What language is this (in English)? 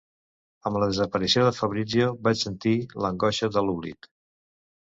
Catalan